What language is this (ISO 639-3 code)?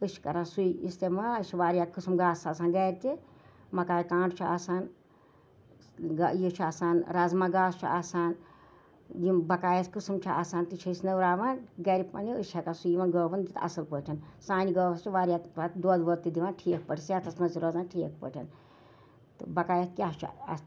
kas